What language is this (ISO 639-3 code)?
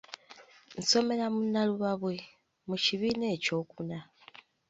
lug